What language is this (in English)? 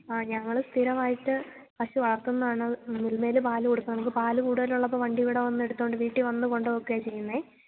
Malayalam